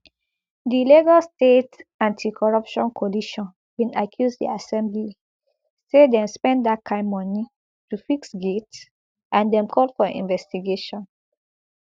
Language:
Nigerian Pidgin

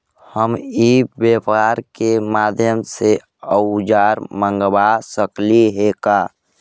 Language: Magahi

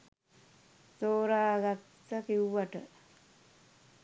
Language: Sinhala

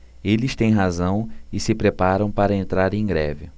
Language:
Portuguese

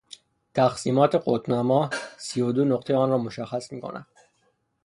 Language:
Persian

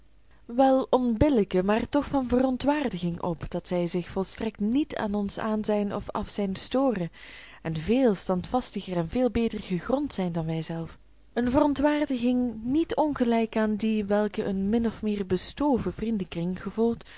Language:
Dutch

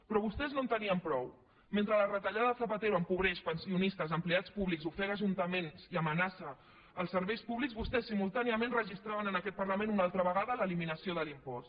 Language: Catalan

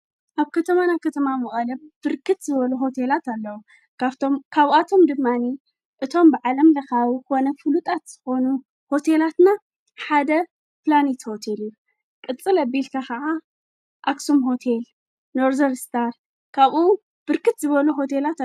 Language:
Tigrinya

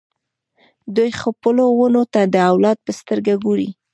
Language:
Pashto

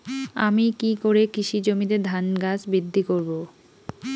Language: Bangla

